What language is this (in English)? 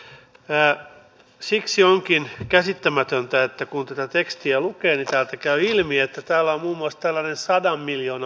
Finnish